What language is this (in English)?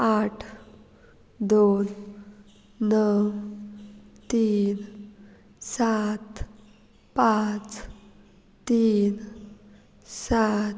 Konkani